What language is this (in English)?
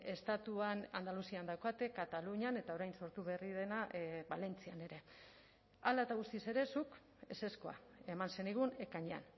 Basque